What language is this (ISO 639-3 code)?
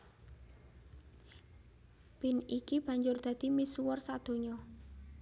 jav